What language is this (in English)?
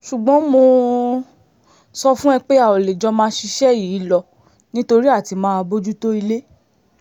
Yoruba